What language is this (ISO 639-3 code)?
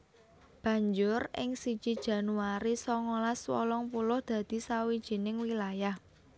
jav